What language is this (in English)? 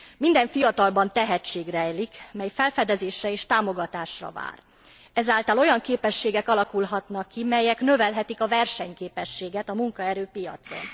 Hungarian